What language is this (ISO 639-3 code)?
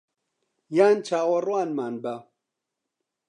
ckb